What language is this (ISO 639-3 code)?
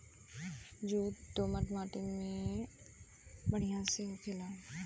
bho